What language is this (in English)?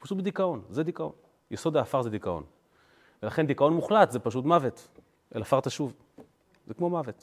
Hebrew